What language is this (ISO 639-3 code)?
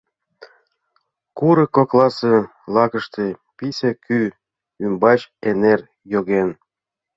chm